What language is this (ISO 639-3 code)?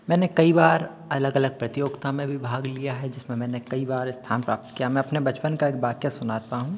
hin